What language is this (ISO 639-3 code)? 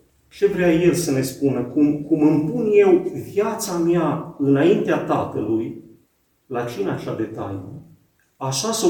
ron